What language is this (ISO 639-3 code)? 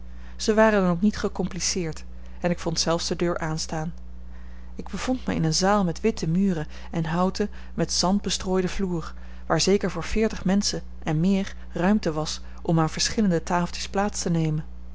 nld